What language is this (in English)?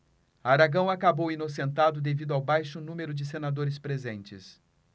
Portuguese